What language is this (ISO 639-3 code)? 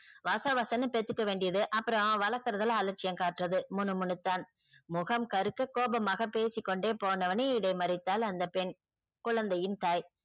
tam